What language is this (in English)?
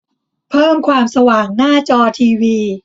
Thai